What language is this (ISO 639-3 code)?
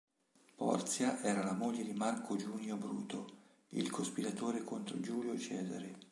ita